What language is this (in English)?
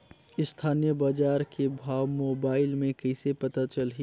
Chhattisgarhi